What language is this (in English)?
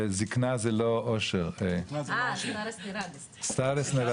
Hebrew